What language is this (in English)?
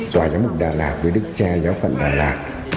Vietnamese